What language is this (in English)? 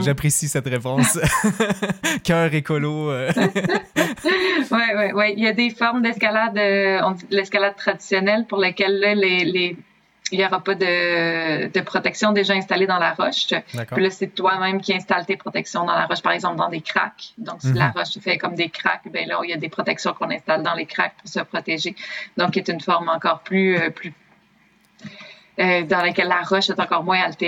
French